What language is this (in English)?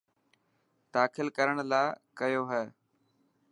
Dhatki